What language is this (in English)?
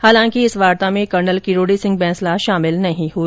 Hindi